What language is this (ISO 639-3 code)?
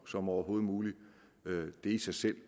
dan